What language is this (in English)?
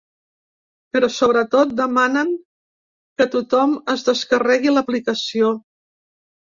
Catalan